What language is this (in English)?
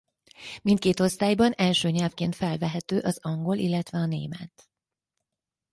Hungarian